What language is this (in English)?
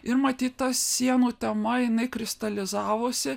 Lithuanian